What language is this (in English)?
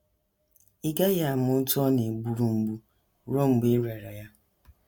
Igbo